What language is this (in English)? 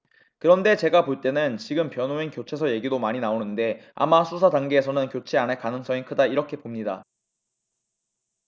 Korean